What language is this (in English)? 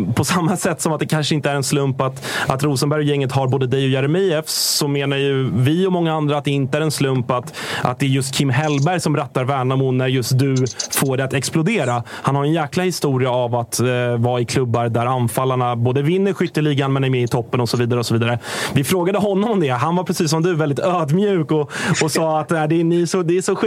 Swedish